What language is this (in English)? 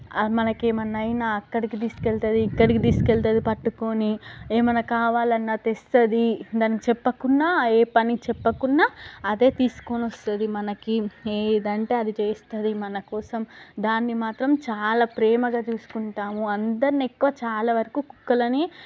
Telugu